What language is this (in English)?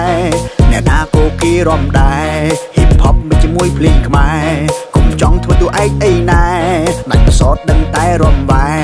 Thai